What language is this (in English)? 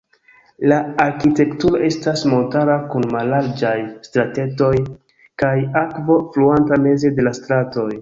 Esperanto